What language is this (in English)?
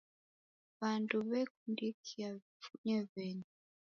Taita